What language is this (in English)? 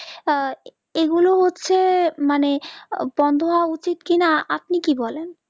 Bangla